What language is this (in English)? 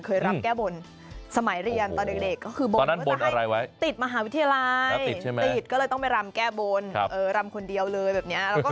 Thai